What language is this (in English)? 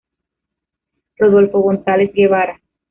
Spanish